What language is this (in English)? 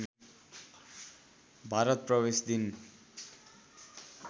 Nepali